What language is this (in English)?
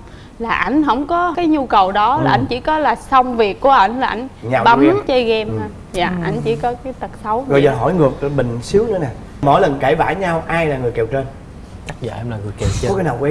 Vietnamese